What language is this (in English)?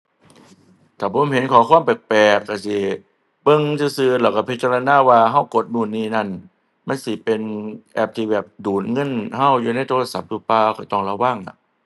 Thai